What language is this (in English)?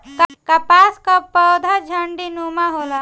Bhojpuri